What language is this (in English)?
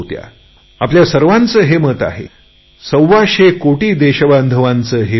Marathi